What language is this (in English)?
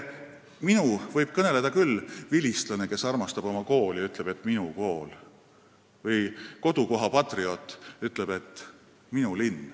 Estonian